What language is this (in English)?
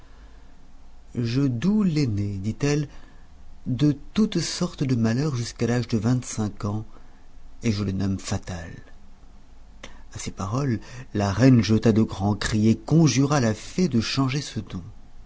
French